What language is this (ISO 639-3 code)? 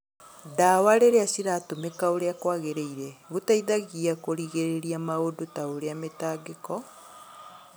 kik